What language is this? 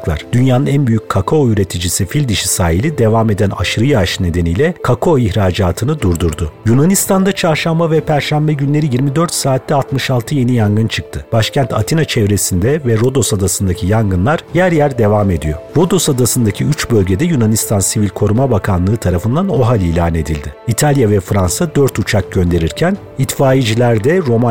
Turkish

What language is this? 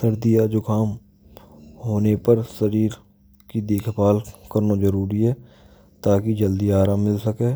Braj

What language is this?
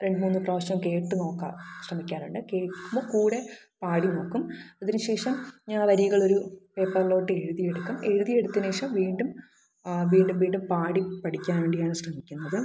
Malayalam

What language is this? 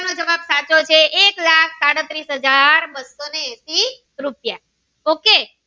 Gujarati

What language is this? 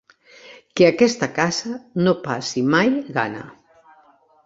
Catalan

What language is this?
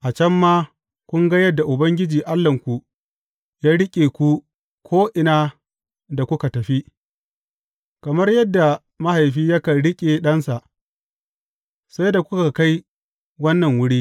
Hausa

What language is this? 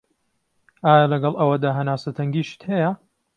Central Kurdish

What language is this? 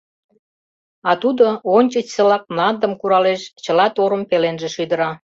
Mari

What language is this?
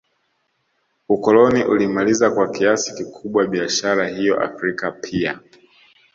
Swahili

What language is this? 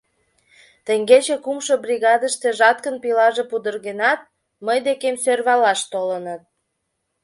Mari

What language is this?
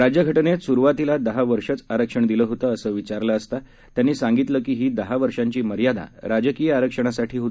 Marathi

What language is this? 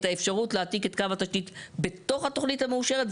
Hebrew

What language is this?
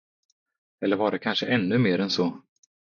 Swedish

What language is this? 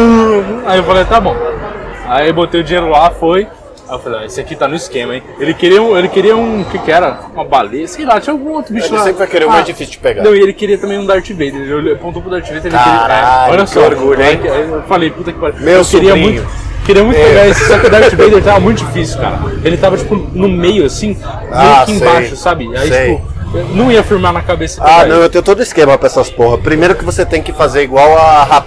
Portuguese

